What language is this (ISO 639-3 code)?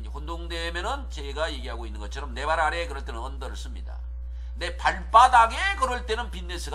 kor